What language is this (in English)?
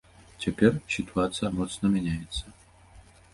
Belarusian